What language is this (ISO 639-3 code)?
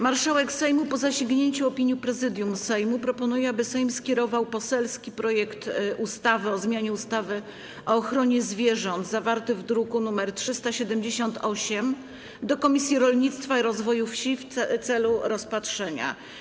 pol